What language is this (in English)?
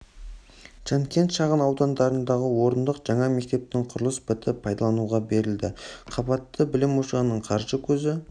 Kazakh